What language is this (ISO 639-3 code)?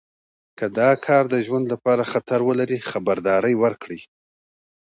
pus